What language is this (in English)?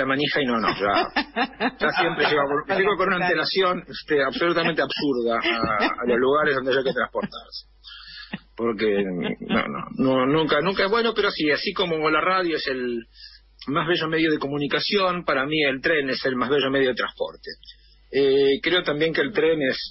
Spanish